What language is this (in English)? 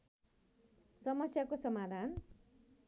Nepali